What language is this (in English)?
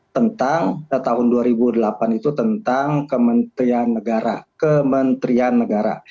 Indonesian